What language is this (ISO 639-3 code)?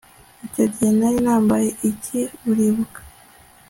kin